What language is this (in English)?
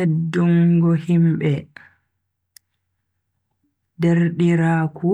Bagirmi Fulfulde